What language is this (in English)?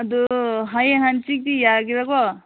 Manipuri